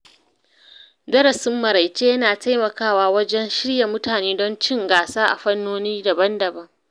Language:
Hausa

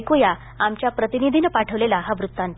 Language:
Marathi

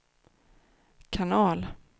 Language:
Swedish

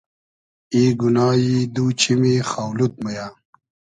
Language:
Hazaragi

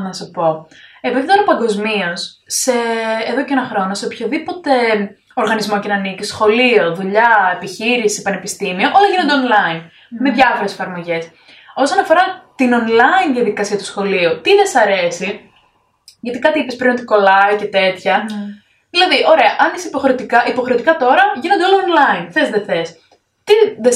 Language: Greek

